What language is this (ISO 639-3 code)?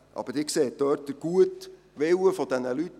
gsw